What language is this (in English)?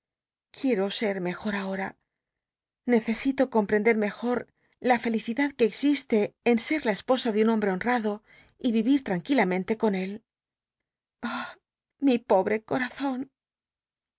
Spanish